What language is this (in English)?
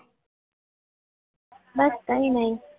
Gujarati